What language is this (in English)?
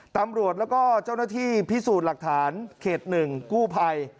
Thai